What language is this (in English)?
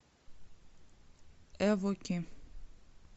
Russian